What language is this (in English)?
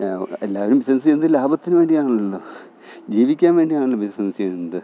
Malayalam